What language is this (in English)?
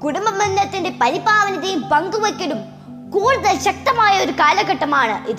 Malayalam